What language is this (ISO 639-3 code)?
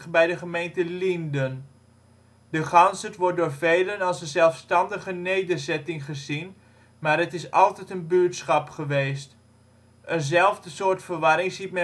nld